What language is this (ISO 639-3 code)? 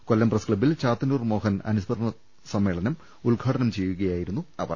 mal